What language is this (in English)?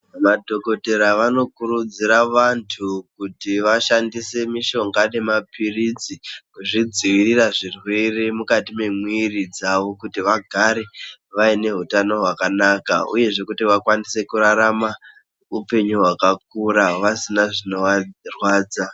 Ndau